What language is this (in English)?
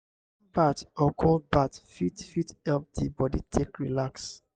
Nigerian Pidgin